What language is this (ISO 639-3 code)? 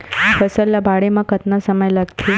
hne